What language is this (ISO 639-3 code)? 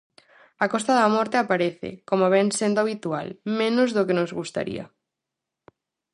glg